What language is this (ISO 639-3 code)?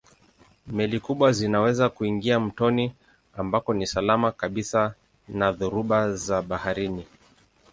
swa